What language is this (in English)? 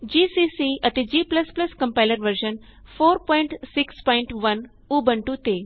Punjabi